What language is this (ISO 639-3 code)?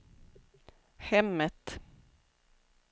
swe